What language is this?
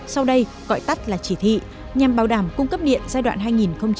Vietnamese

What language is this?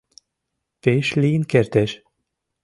Mari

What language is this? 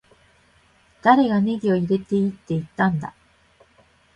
Japanese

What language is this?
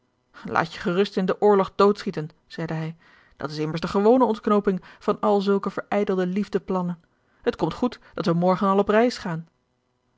Dutch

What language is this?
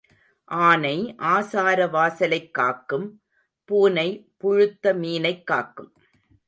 Tamil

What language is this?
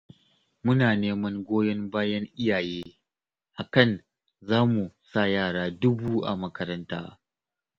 Hausa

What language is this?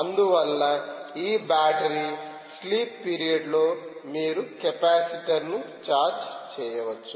Telugu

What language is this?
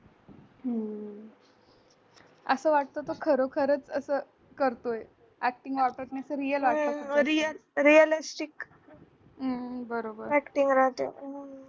Marathi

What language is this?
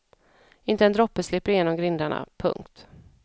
Swedish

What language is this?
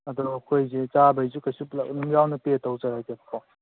Manipuri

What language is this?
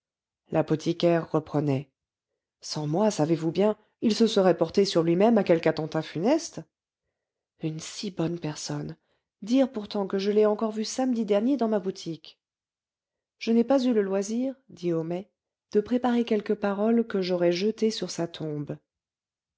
French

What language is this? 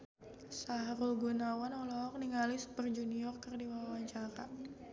Sundanese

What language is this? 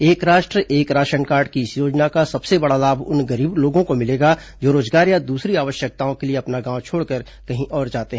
Hindi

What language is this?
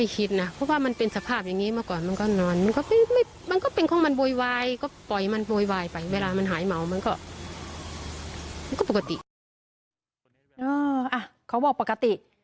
Thai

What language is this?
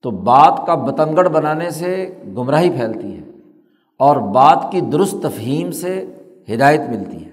Urdu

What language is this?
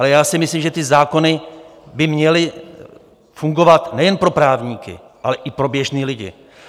Czech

